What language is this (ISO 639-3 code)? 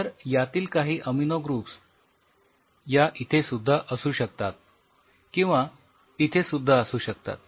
mar